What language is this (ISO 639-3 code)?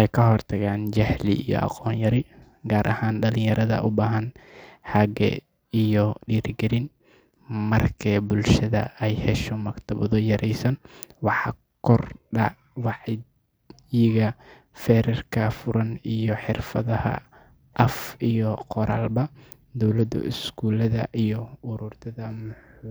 som